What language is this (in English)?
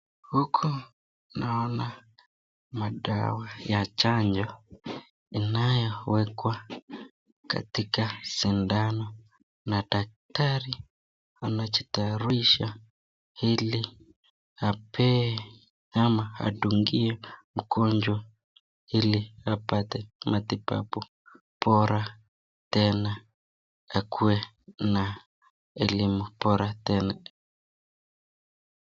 Swahili